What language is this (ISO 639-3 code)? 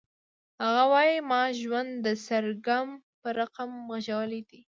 pus